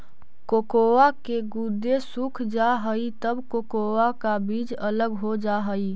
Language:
Magahi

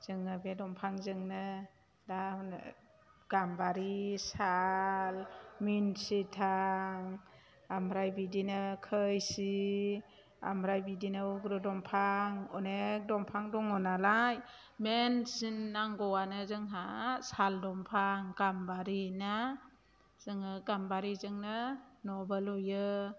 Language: Bodo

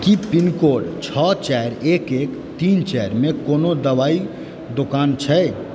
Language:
Maithili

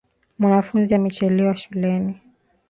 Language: Swahili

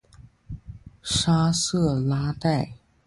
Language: Chinese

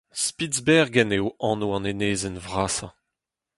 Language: Breton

